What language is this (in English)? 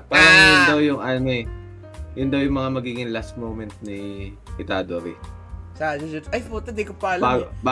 Filipino